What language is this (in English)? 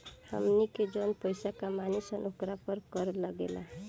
Bhojpuri